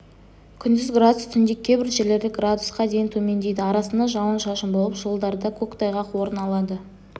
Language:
Kazakh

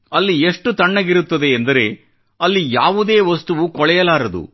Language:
Kannada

